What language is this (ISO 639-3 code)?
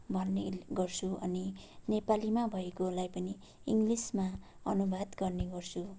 nep